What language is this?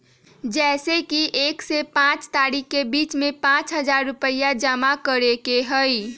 Magahi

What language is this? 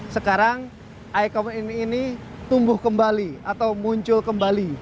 Indonesian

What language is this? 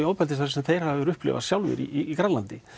Icelandic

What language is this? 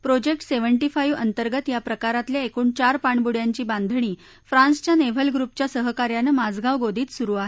Marathi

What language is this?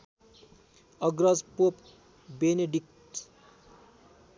Nepali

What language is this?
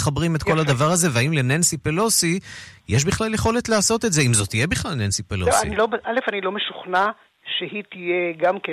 Hebrew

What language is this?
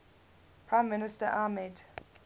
English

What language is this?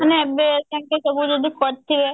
Odia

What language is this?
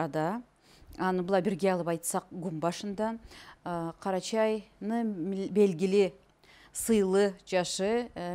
Turkish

